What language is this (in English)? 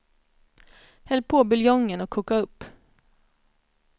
Swedish